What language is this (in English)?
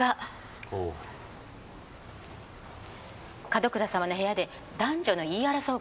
Japanese